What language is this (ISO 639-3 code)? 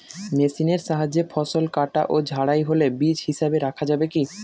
ben